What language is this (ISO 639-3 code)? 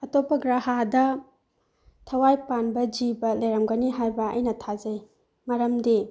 mni